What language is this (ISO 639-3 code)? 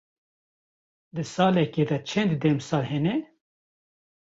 kur